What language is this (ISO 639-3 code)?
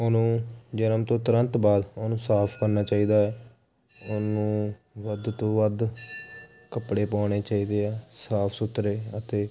pan